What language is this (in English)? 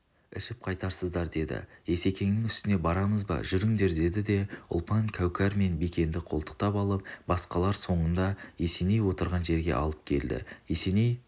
Kazakh